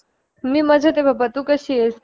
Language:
Marathi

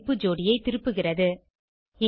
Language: Tamil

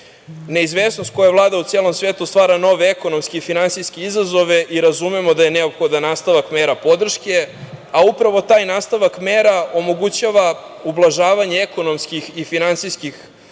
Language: Serbian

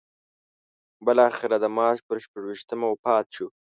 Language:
Pashto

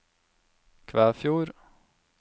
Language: Norwegian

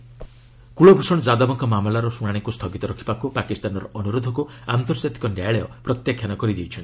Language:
Odia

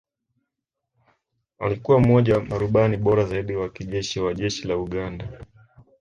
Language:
Swahili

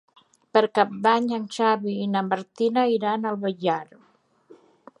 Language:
Catalan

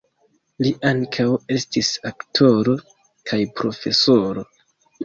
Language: Esperanto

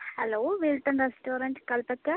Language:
Malayalam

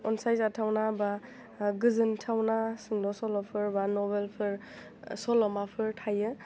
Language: Bodo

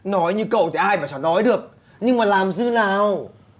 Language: Vietnamese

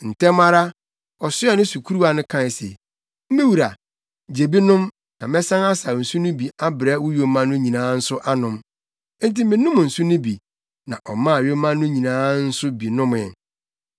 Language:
Akan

